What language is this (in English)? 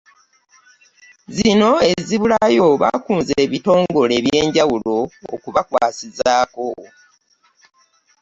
Ganda